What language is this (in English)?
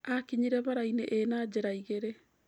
Kikuyu